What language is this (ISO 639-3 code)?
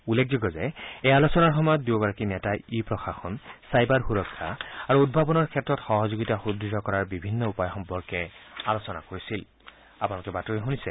asm